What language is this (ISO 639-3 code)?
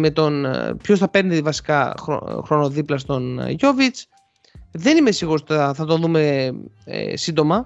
ell